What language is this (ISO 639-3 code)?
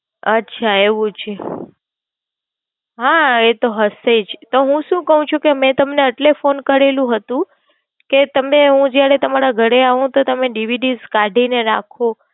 guj